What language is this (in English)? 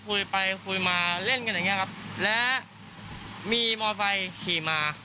Thai